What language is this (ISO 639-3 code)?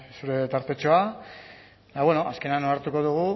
eus